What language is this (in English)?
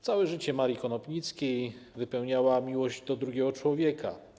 Polish